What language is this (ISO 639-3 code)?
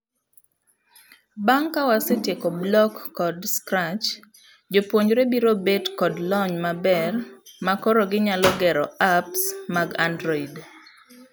luo